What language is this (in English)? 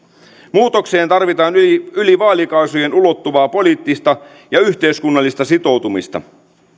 Finnish